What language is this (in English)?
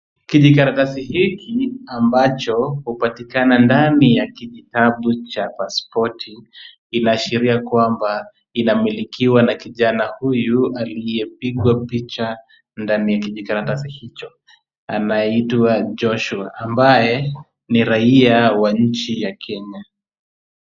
Swahili